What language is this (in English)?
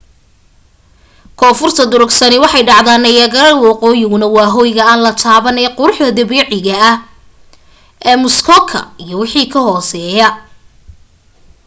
Somali